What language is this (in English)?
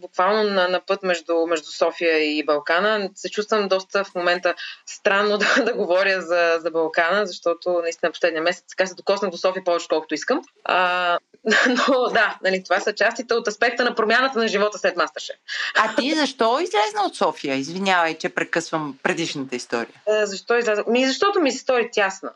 Bulgarian